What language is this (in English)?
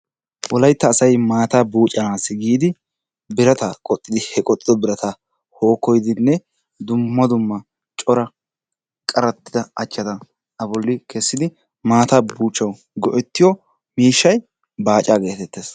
Wolaytta